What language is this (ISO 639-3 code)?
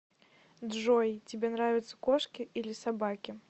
rus